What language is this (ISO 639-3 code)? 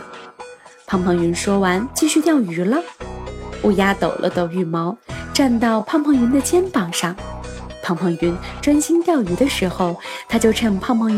zho